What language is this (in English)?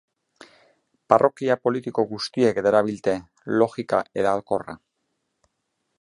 Basque